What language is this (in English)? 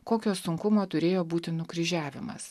Lithuanian